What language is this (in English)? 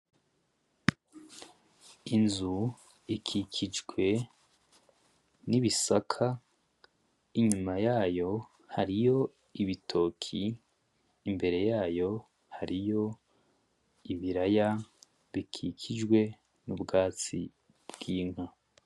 Rundi